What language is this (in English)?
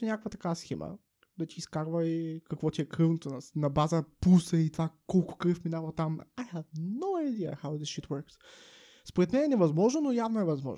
Bulgarian